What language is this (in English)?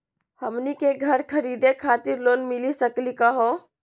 Magahi